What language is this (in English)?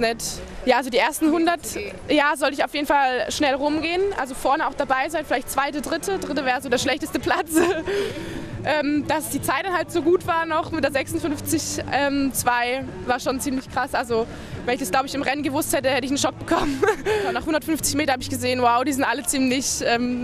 German